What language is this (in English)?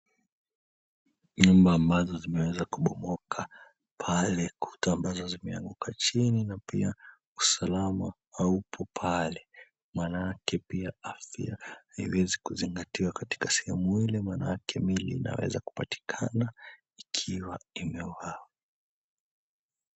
Swahili